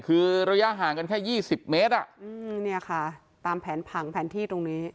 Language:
Thai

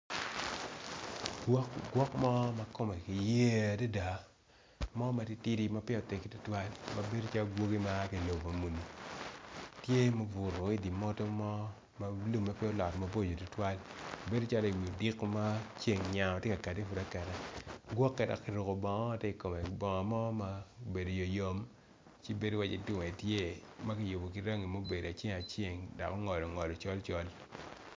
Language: Acoli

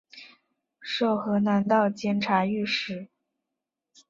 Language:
Chinese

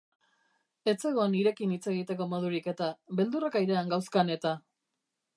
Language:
Basque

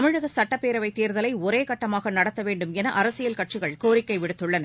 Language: Tamil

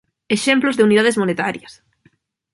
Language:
Galician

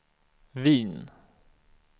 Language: Swedish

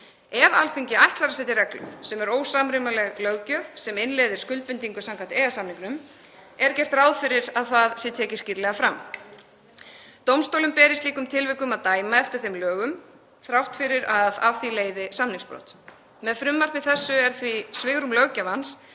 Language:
Icelandic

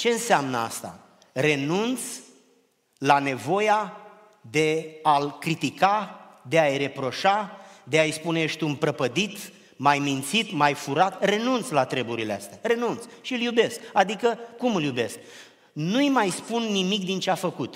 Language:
Romanian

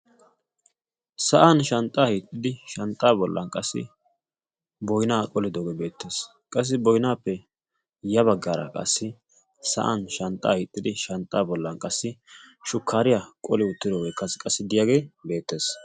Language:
Wolaytta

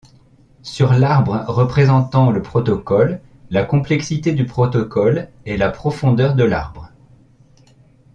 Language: French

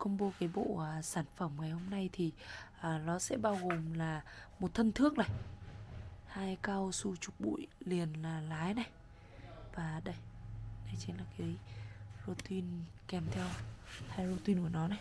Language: Vietnamese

